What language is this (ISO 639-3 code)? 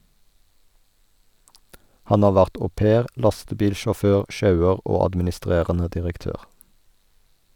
nor